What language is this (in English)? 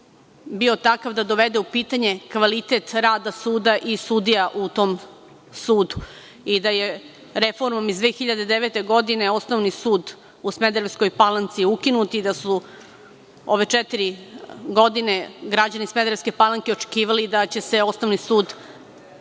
Serbian